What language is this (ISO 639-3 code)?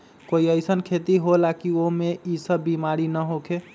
mag